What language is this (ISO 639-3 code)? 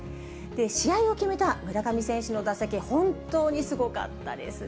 jpn